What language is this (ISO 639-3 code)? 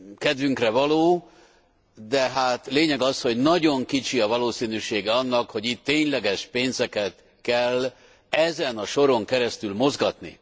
hun